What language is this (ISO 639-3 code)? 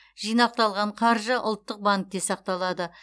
kaz